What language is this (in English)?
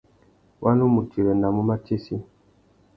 Tuki